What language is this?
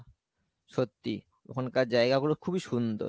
Bangla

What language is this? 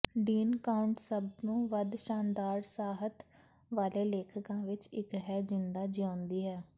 Punjabi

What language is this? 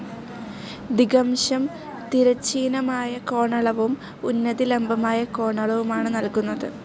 Malayalam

